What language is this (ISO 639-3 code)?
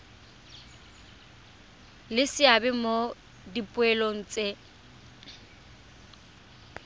tsn